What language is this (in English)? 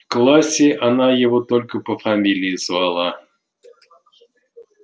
Russian